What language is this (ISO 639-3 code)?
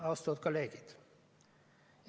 est